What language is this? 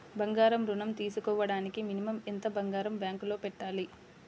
Telugu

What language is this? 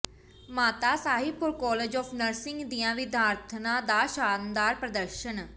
Punjabi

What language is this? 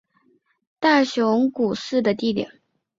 Chinese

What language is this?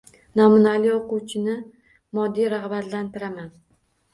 Uzbek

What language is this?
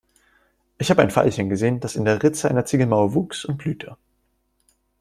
German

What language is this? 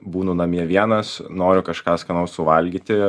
Lithuanian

